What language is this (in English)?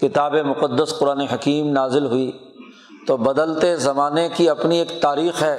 Urdu